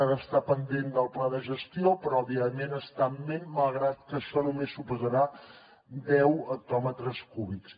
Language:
Catalan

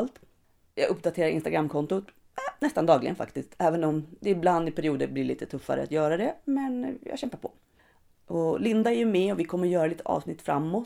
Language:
Swedish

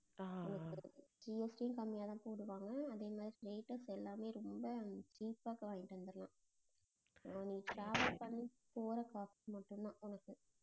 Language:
Tamil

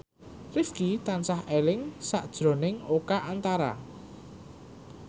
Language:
Javanese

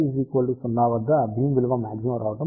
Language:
Telugu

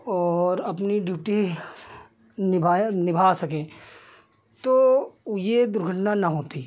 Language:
Hindi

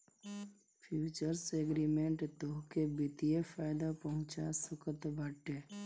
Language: Bhojpuri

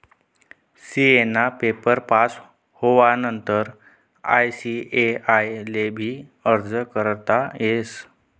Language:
Marathi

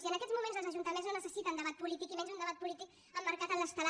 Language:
Catalan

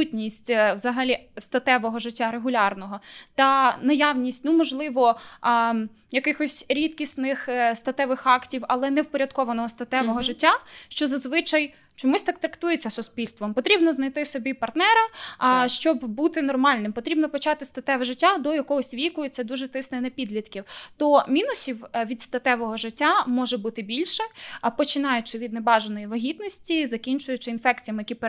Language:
Ukrainian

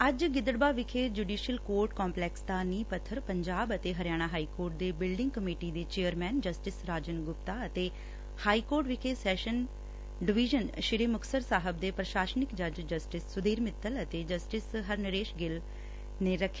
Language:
Punjabi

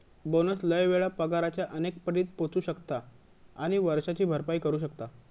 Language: Marathi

